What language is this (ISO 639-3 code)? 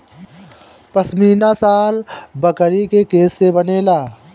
bho